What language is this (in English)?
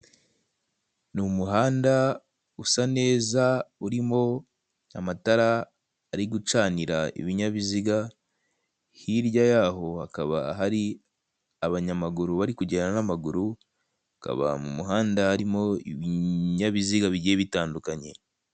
Kinyarwanda